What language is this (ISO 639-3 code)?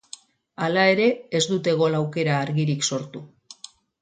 eus